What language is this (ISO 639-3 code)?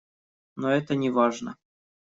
rus